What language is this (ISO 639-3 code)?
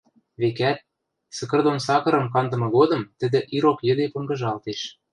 mrj